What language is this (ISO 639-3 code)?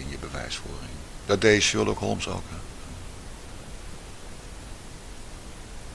nld